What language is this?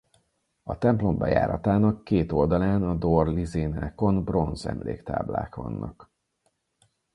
Hungarian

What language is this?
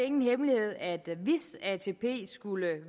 Danish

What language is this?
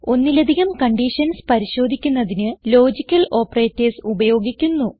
Malayalam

